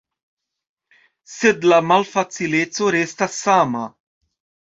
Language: Esperanto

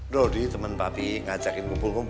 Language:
Indonesian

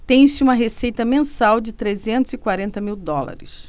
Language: Portuguese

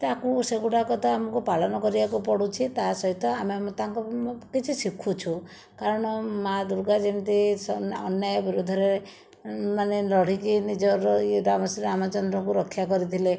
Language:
Odia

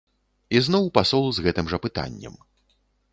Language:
Belarusian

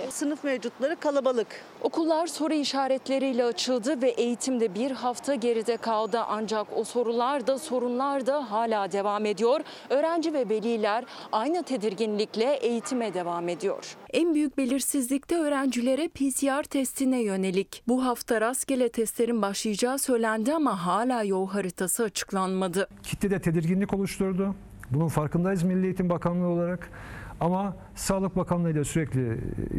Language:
Turkish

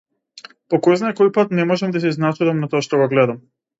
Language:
Macedonian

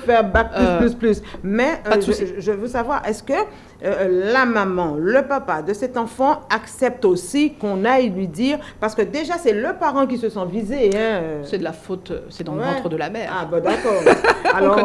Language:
French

